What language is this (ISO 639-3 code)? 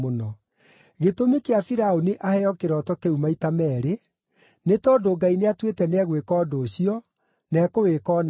kik